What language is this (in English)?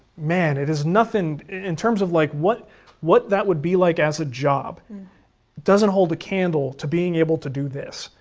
English